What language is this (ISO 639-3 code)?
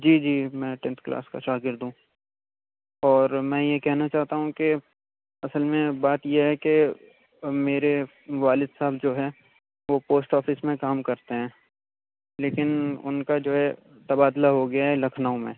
urd